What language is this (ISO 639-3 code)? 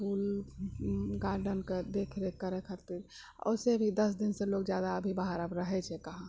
mai